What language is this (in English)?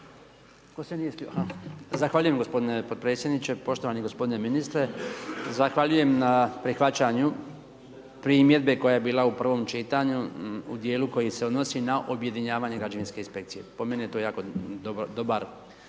Croatian